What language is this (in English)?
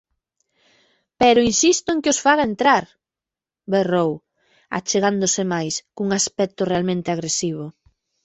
Galician